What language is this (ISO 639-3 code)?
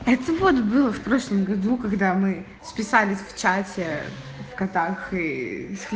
rus